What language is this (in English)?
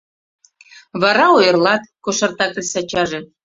Mari